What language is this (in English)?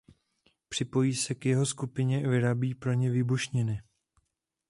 Czech